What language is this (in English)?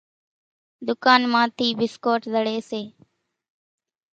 Kachi Koli